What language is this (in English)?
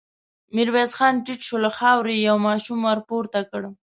Pashto